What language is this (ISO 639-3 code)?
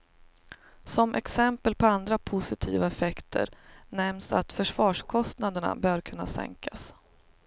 swe